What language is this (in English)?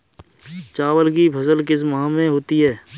Hindi